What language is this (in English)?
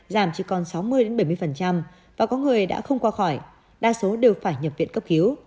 Vietnamese